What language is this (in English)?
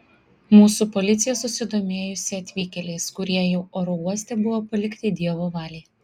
Lithuanian